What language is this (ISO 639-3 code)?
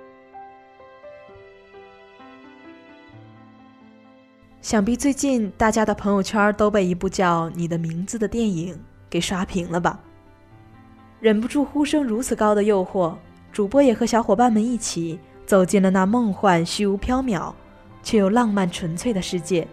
zho